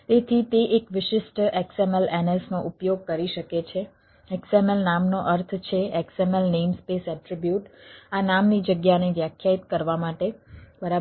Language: Gujarati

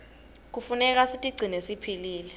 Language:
Swati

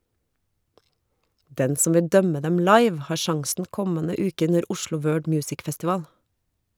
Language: Norwegian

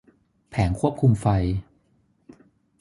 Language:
Thai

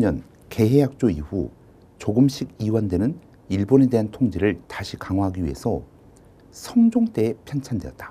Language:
Korean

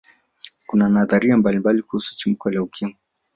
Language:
Swahili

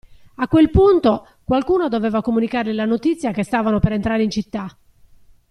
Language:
Italian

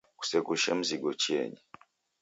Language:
Taita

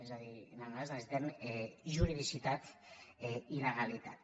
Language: Catalan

